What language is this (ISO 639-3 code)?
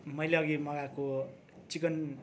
nep